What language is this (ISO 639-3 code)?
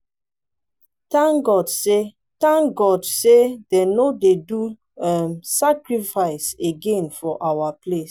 pcm